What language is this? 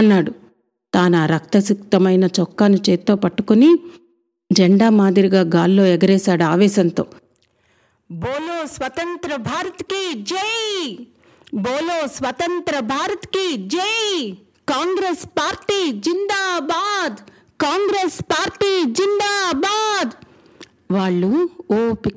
Telugu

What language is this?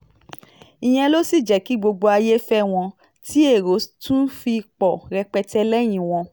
Yoruba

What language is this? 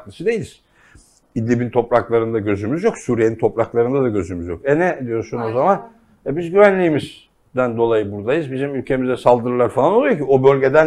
Turkish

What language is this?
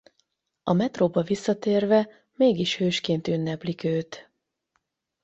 Hungarian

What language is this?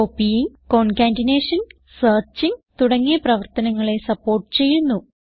Malayalam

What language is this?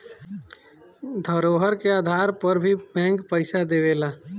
Bhojpuri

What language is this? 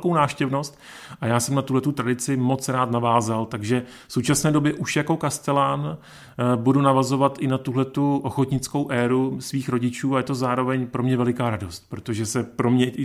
Czech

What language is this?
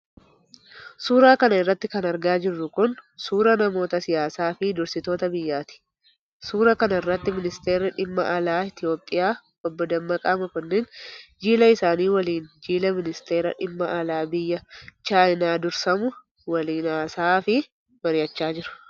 Oromo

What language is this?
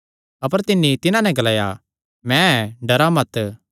Kangri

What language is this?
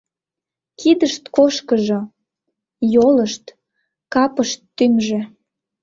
Mari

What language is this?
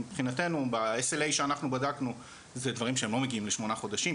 Hebrew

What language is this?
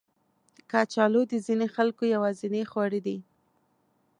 Pashto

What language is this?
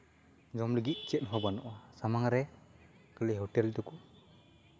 Santali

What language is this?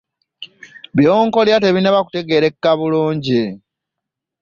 Ganda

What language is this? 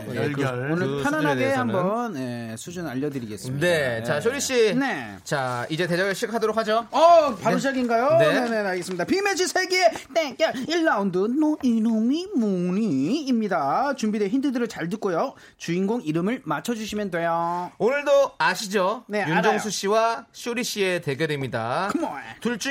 Korean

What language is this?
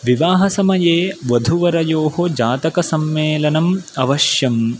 Sanskrit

